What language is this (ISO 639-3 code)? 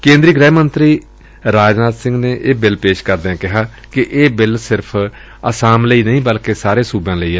pan